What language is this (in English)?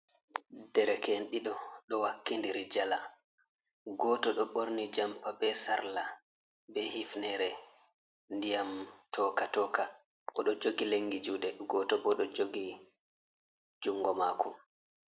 Fula